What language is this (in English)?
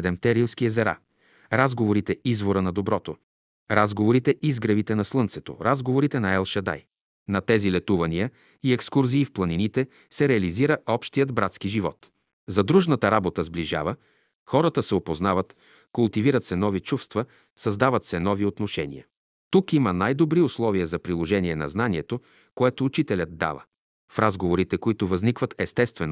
Bulgarian